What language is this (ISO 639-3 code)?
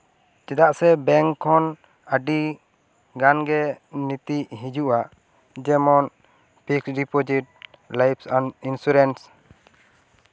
sat